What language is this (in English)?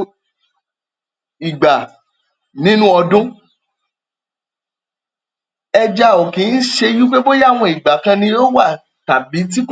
Yoruba